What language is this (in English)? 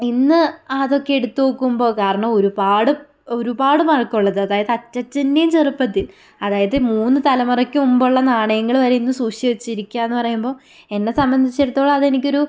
Malayalam